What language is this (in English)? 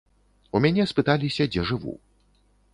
Belarusian